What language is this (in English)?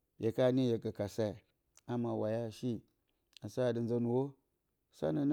Bacama